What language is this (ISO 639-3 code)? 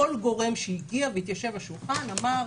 heb